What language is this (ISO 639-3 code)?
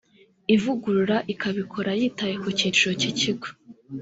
kin